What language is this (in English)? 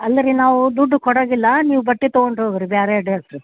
Kannada